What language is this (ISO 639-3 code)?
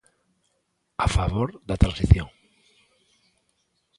glg